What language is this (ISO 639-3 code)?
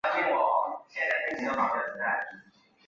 zho